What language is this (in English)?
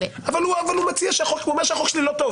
Hebrew